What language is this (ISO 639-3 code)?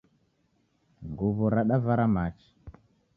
dav